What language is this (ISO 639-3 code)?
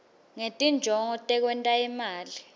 ssw